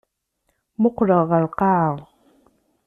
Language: Kabyle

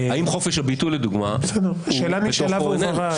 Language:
Hebrew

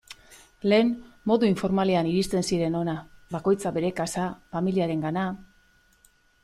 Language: Basque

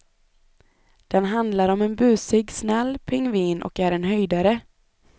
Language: Swedish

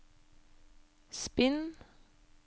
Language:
Norwegian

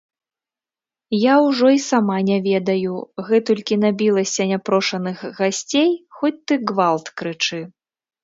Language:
Belarusian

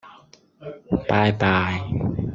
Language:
Cantonese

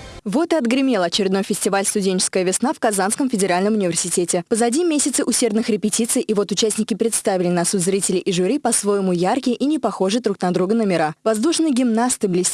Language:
Russian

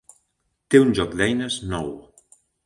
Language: Catalan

